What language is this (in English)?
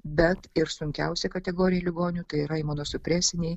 Lithuanian